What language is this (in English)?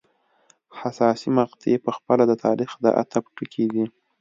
Pashto